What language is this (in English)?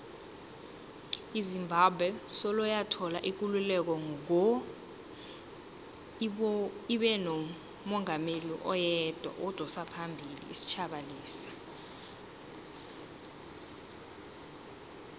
South Ndebele